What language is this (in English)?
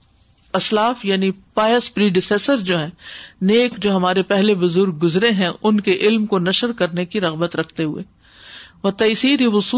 Urdu